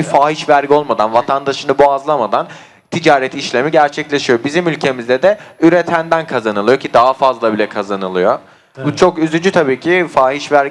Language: Turkish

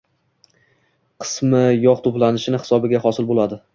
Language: Uzbek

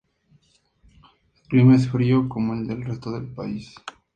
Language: Spanish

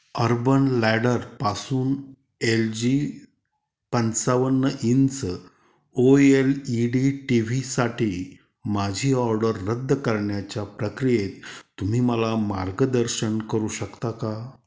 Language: Marathi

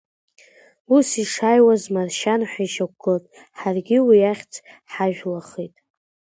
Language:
Abkhazian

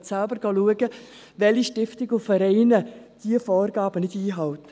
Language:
Swiss German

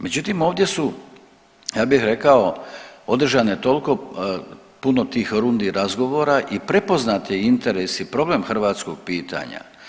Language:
Croatian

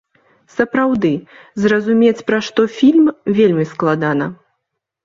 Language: Belarusian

